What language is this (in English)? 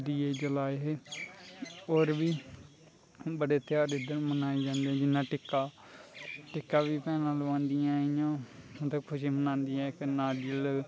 Dogri